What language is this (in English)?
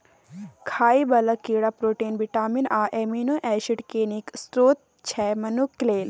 Maithili